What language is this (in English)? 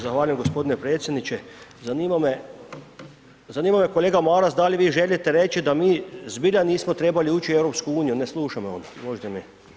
Croatian